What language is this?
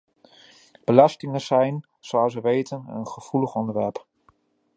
Dutch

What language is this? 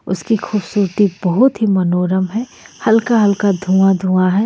Hindi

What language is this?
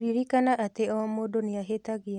Kikuyu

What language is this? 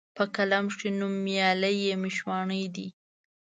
Pashto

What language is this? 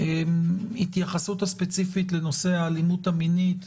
Hebrew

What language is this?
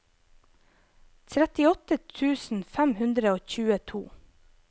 Norwegian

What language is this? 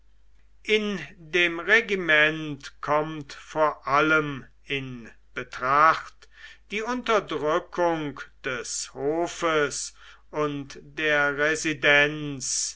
German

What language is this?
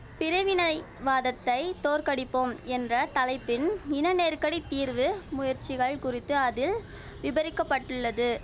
Tamil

